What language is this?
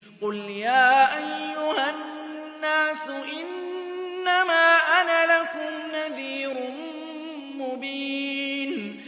Arabic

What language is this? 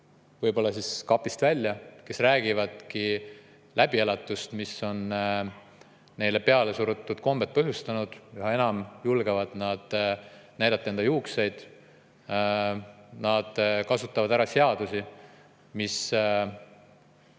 Estonian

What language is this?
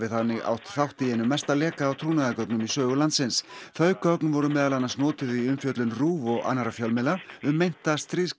Icelandic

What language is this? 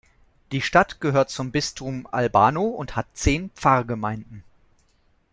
German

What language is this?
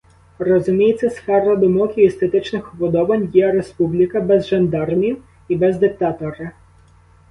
Ukrainian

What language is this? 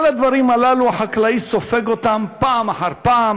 Hebrew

